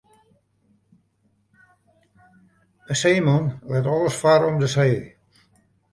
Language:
Western Frisian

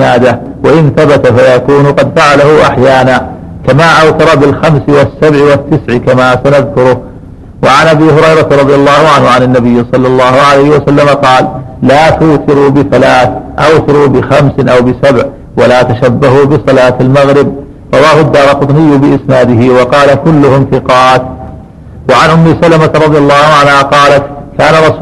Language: Arabic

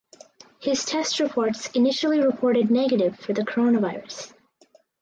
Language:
English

